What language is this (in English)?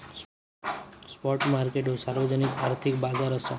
Marathi